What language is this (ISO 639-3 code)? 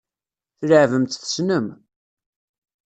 kab